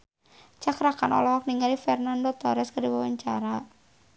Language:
Sundanese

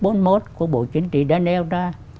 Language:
Vietnamese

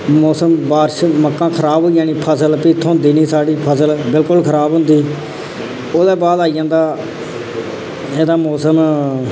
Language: Dogri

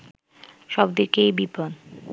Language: Bangla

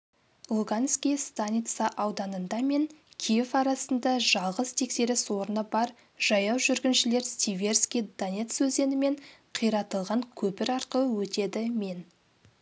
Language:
Kazakh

